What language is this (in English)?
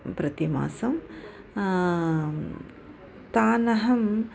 Sanskrit